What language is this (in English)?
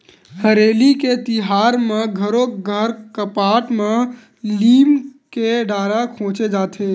Chhattisgarhi